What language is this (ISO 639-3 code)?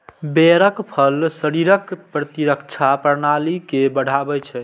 mai